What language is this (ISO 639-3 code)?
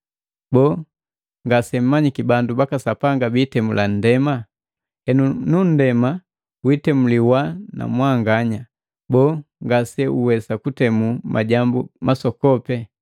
mgv